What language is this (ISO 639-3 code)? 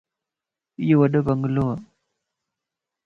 lss